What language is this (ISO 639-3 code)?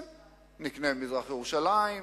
heb